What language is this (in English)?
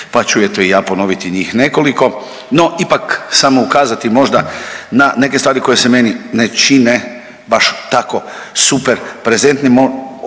Croatian